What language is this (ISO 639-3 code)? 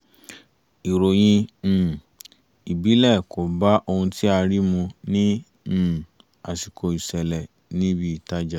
yor